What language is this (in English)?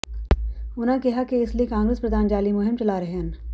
Punjabi